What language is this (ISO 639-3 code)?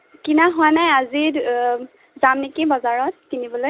asm